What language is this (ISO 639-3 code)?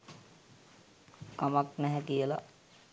sin